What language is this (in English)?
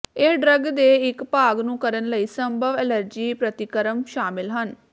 Punjabi